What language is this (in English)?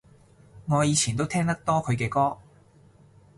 Cantonese